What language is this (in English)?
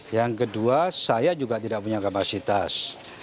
Indonesian